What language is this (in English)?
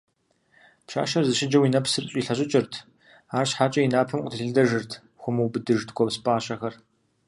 Kabardian